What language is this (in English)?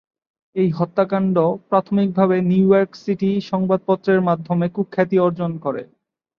Bangla